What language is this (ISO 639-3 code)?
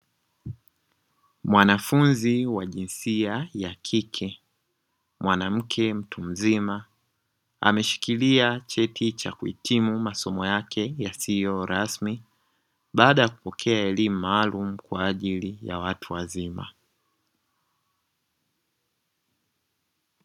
swa